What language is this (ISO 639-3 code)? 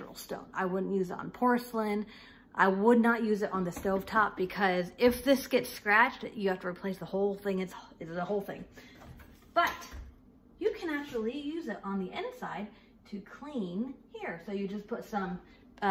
eng